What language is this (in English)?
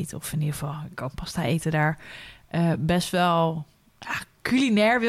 Dutch